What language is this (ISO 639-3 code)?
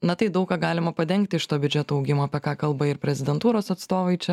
lit